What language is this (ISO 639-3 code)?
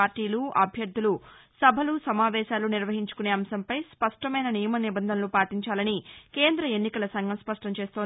tel